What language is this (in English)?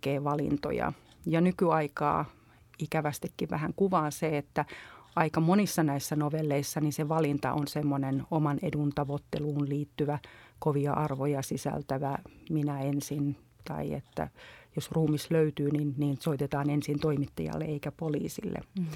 Finnish